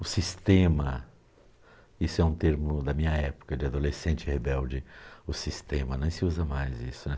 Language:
Portuguese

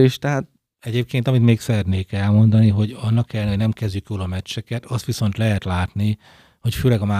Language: Hungarian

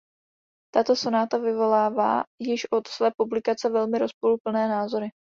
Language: Czech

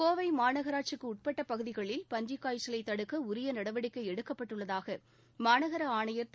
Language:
Tamil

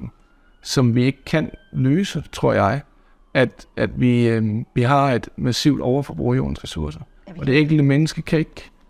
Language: Danish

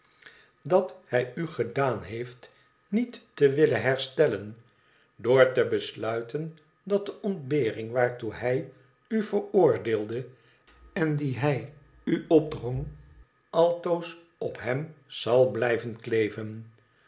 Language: Dutch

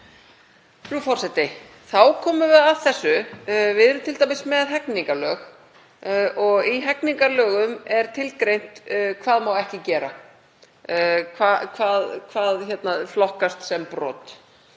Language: Icelandic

